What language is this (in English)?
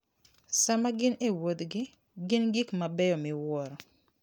Luo (Kenya and Tanzania)